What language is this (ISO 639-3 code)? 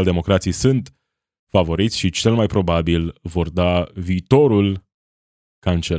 ron